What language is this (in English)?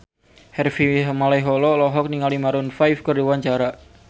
Sundanese